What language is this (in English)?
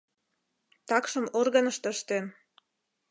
Mari